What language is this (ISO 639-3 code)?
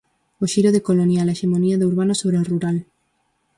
glg